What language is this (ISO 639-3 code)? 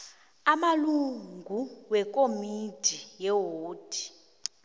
nbl